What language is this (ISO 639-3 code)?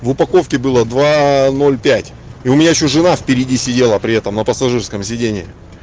rus